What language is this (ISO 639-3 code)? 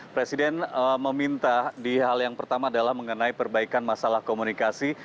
ind